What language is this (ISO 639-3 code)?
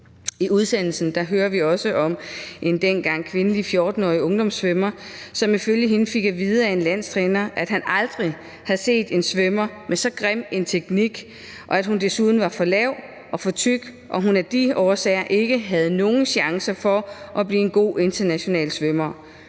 dan